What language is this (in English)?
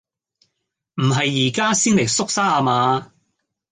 Cantonese